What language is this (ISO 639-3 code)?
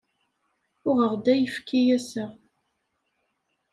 kab